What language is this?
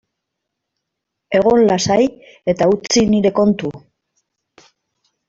Basque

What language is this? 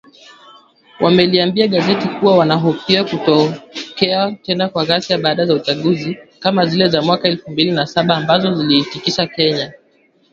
Swahili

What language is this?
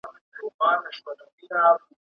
Pashto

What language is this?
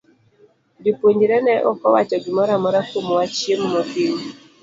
Luo (Kenya and Tanzania)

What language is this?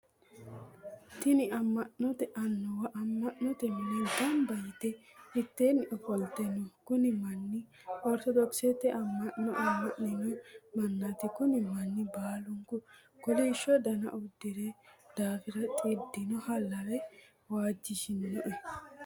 Sidamo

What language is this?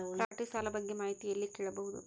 Kannada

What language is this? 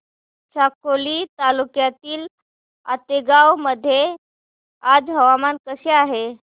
Marathi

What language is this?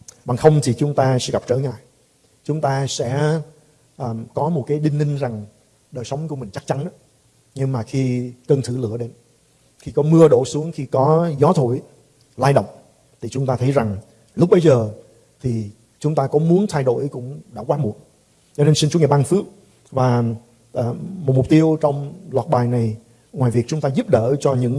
Vietnamese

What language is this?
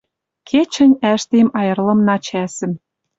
Western Mari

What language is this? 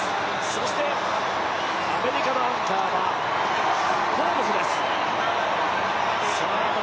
Japanese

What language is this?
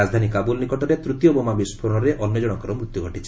Odia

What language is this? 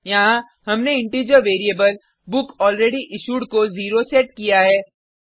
Hindi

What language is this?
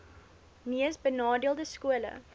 Afrikaans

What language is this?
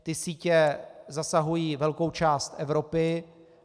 Czech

